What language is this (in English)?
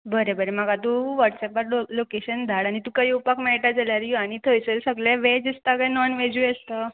Konkani